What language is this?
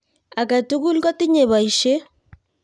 Kalenjin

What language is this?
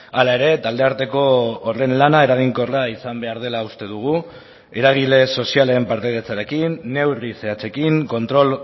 Basque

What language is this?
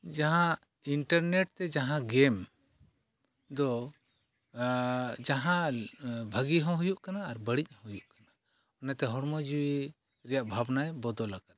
Santali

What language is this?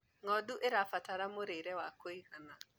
Kikuyu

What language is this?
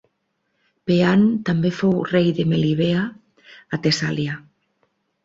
Catalan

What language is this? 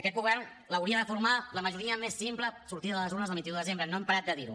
Catalan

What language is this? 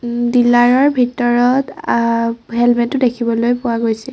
Assamese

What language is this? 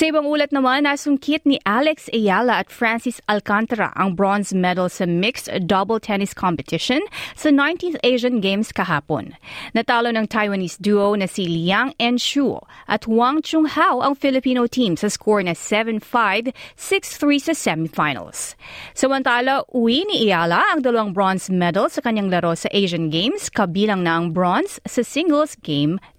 Filipino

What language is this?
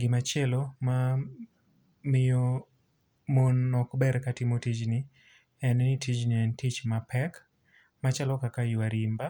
Luo (Kenya and Tanzania)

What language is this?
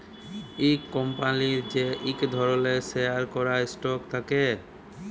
Bangla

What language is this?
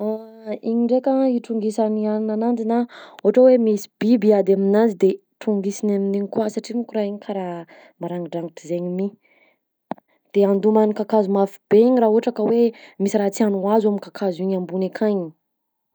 Southern Betsimisaraka Malagasy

